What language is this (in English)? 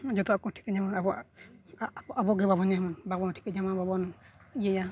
Santali